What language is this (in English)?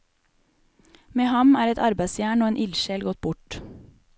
Norwegian